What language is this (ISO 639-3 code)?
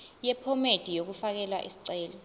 zul